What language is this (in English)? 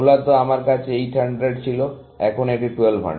Bangla